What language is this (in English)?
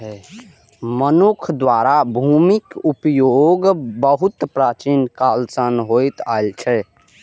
Maithili